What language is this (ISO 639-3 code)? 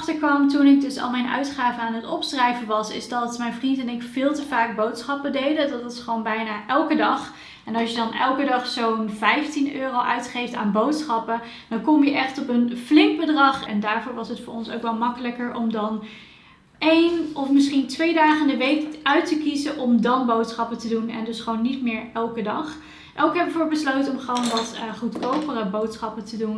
nld